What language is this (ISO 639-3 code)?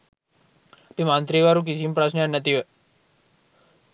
sin